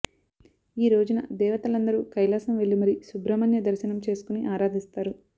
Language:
Telugu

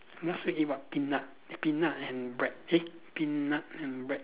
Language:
English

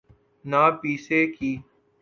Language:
Urdu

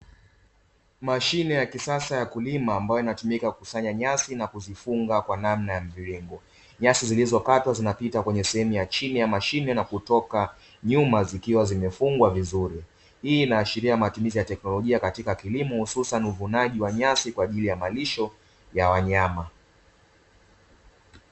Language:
Swahili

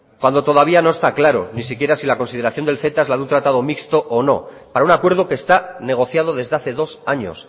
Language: Spanish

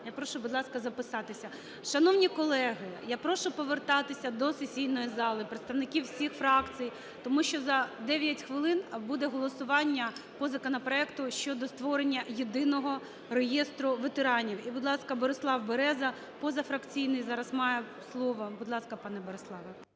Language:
Ukrainian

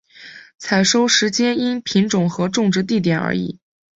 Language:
Chinese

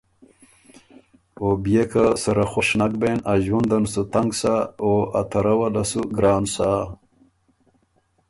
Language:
Ormuri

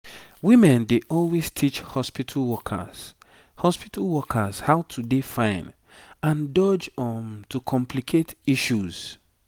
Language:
Nigerian Pidgin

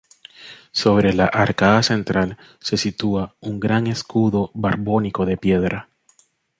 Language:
Spanish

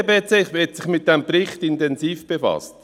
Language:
Swiss German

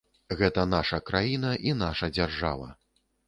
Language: Belarusian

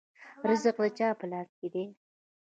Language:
Pashto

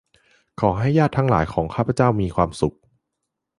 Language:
Thai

